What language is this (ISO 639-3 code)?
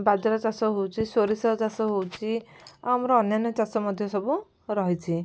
ori